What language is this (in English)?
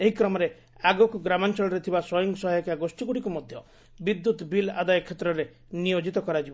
Odia